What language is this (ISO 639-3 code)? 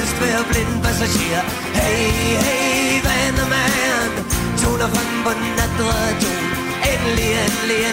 dan